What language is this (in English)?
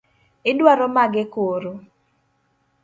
Luo (Kenya and Tanzania)